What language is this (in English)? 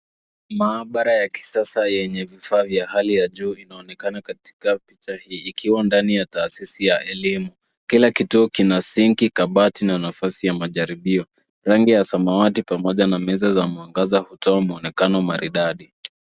Swahili